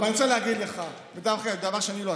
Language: Hebrew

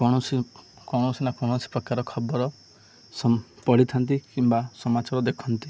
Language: Odia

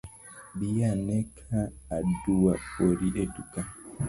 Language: Luo (Kenya and Tanzania)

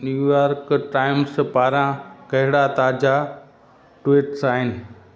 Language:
Sindhi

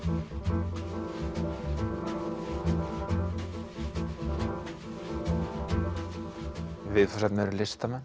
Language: Icelandic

